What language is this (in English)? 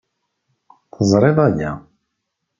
Kabyle